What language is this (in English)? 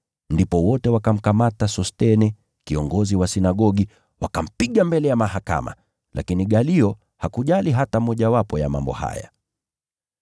Swahili